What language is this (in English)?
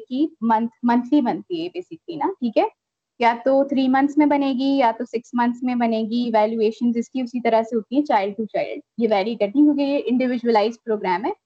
Urdu